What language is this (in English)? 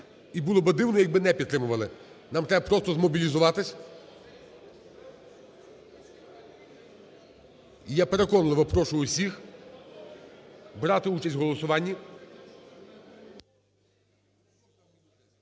Ukrainian